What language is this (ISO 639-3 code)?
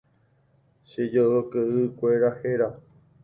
grn